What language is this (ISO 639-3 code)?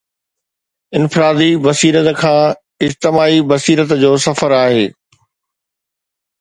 snd